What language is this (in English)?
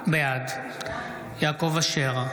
Hebrew